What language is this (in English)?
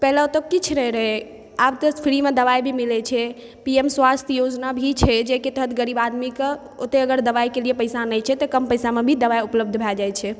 Maithili